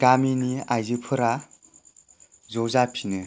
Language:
Bodo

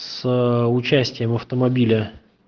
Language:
Russian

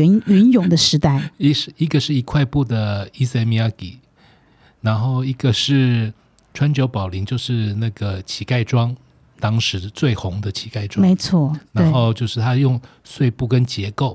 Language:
Chinese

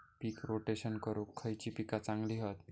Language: Marathi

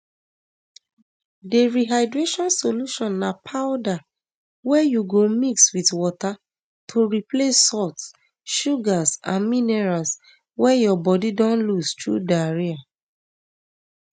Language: Nigerian Pidgin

